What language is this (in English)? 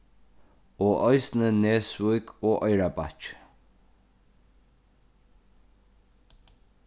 Faroese